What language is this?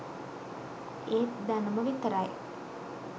Sinhala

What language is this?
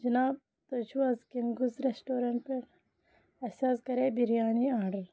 Kashmiri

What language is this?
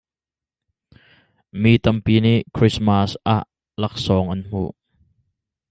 Hakha Chin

